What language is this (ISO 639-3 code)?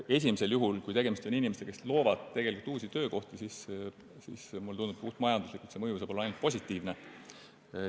est